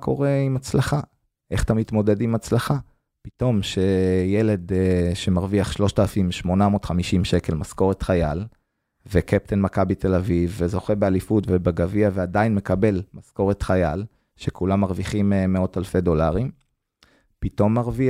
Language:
Hebrew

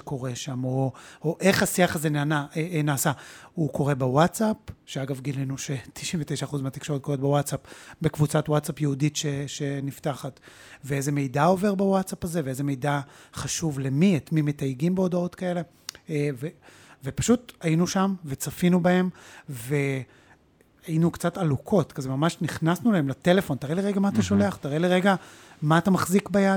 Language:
Hebrew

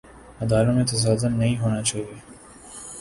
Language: Urdu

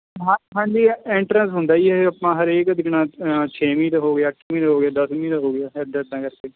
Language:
Punjabi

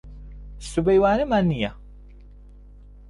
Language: Central Kurdish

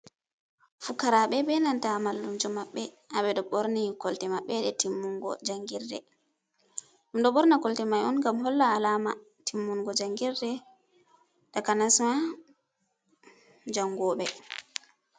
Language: Fula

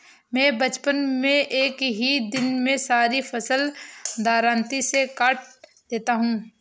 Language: Hindi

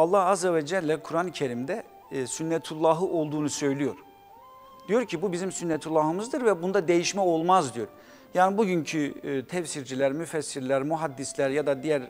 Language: Turkish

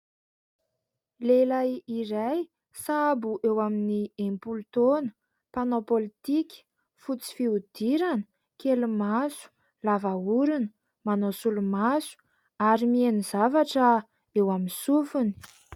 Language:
Malagasy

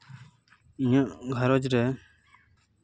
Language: Santali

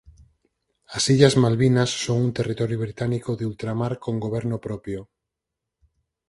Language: Galician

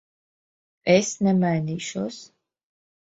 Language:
Latvian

